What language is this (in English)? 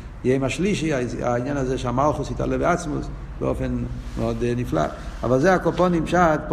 Hebrew